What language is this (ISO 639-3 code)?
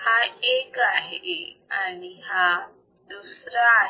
mar